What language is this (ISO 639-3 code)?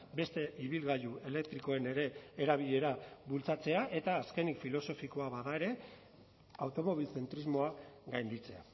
eus